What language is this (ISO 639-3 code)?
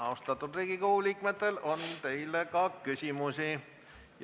est